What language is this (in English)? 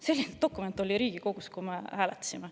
Estonian